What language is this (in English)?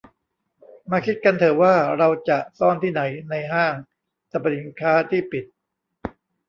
Thai